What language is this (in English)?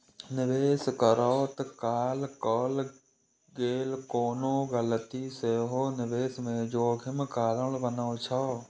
Maithili